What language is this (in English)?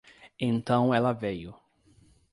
Portuguese